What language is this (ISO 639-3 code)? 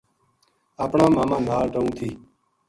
gju